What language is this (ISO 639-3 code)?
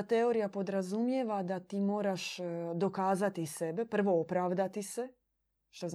hrv